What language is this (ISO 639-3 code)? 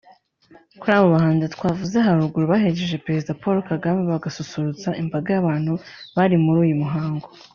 kin